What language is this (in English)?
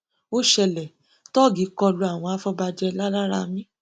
Yoruba